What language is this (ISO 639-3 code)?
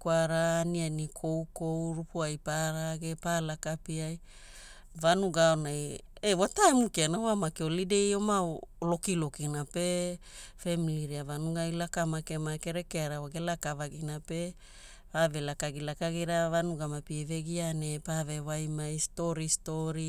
hul